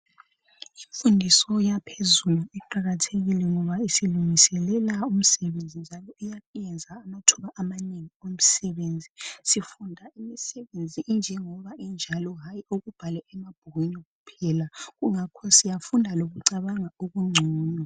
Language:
North Ndebele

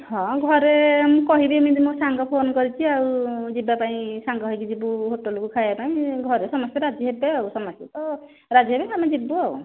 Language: Odia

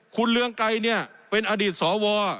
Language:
Thai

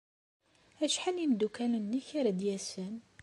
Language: Kabyle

